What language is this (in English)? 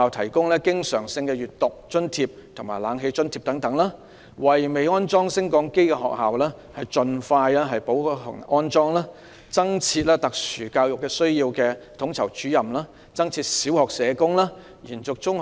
Cantonese